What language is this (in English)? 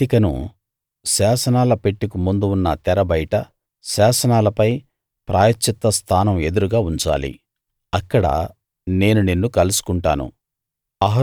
Telugu